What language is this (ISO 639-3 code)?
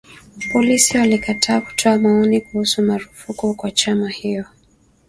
swa